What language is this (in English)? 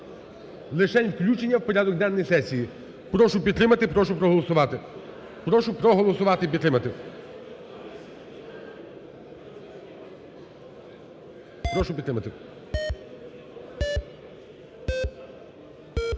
Ukrainian